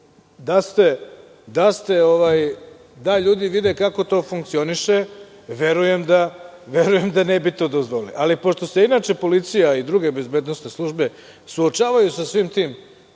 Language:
Serbian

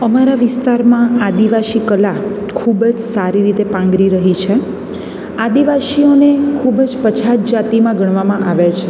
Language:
Gujarati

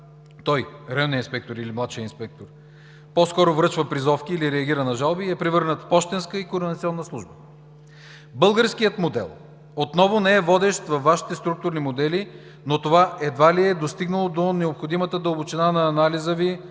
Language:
Bulgarian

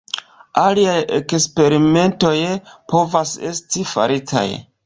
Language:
Esperanto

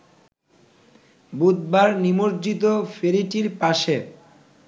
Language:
Bangla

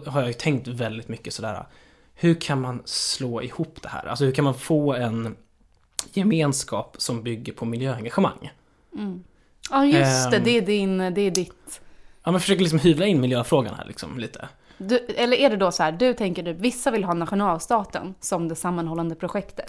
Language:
Swedish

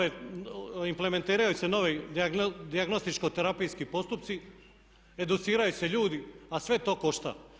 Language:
Croatian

